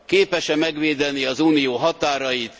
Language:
Hungarian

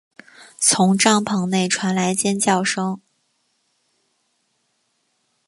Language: Chinese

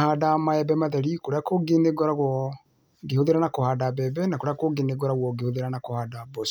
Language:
Kikuyu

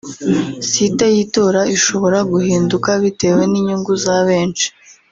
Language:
Kinyarwanda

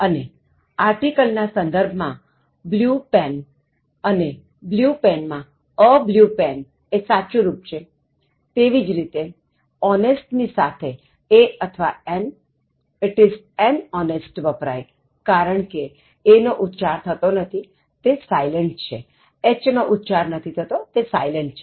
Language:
Gujarati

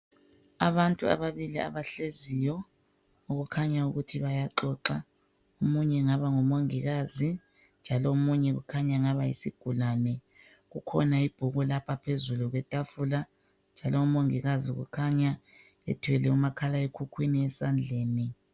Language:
North Ndebele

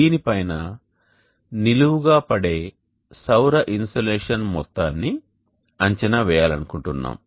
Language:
Telugu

